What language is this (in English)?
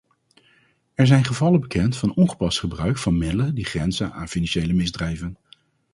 Dutch